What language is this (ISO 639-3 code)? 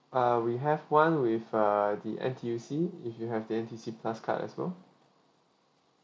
eng